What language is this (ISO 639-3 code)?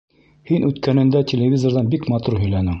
bak